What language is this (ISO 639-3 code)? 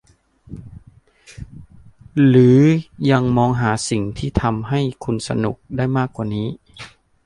tha